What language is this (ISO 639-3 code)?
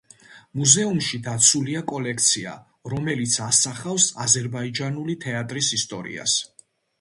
kat